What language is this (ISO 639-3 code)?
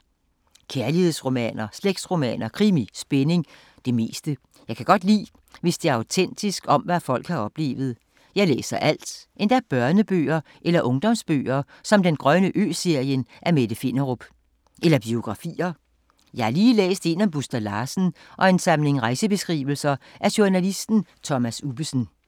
dan